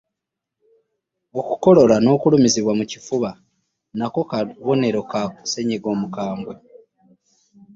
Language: Ganda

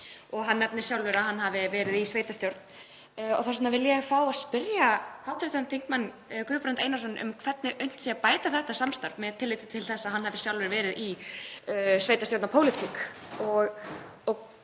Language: Icelandic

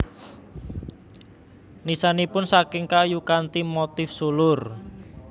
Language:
Javanese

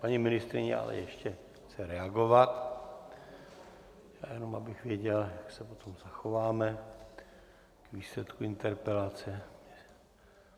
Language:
Czech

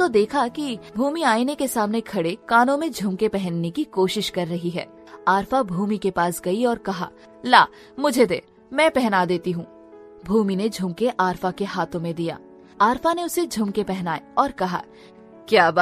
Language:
Hindi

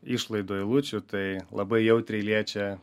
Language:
Lithuanian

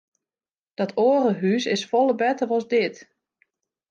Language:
Western Frisian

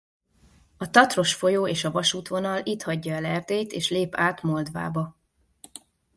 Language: Hungarian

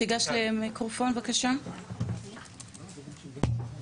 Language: Hebrew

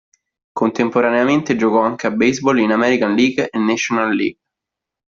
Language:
Italian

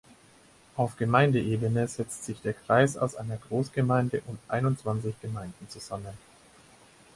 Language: German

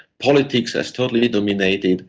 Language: English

